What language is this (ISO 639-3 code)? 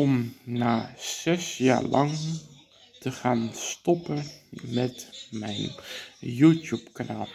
nld